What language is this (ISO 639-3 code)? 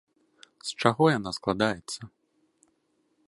bel